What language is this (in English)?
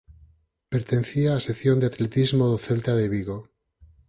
Galician